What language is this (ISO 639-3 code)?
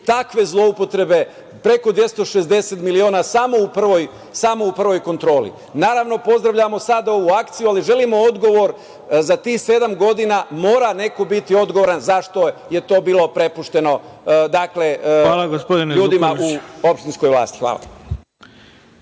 srp